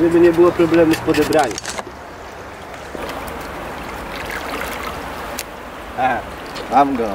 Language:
Polish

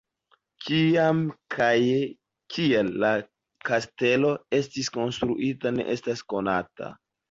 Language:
Esperanto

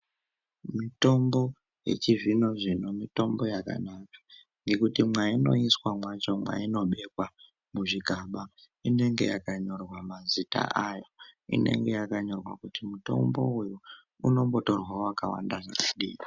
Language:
Ndau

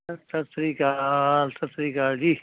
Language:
Punjabi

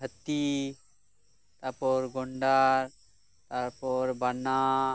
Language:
Santali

